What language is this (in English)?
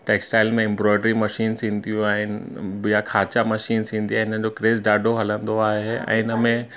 Sindhi